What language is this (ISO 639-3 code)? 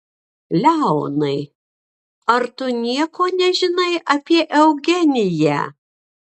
lit